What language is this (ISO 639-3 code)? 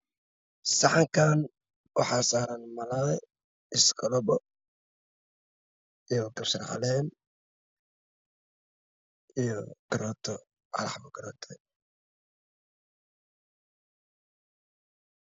som